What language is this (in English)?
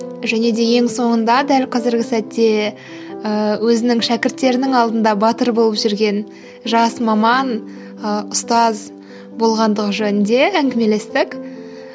Kazakh